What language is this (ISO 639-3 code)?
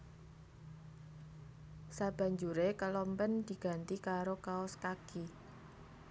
jav